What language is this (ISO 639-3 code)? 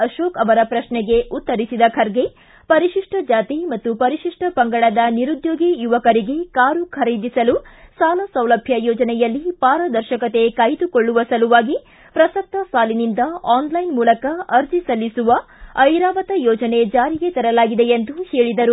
kan